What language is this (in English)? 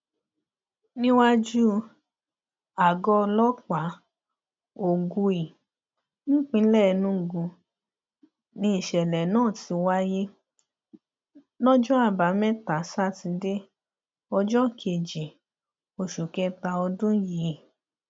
Yoruba